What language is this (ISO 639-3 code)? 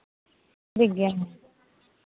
sat